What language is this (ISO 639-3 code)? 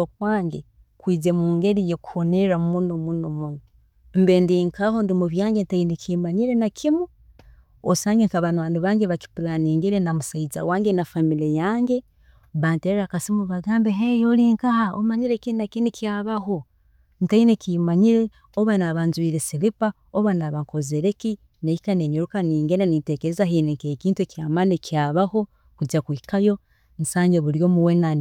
ttj